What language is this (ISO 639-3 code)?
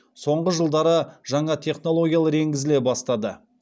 kaz